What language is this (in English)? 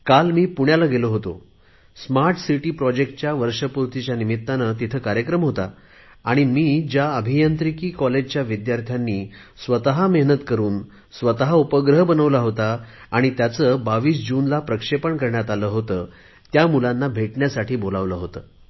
Marathi